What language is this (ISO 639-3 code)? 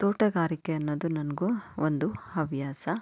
kan